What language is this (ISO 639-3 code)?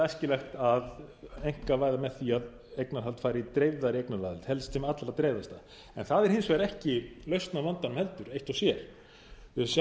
isl